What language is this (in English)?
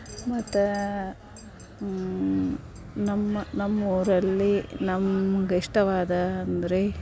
Kannada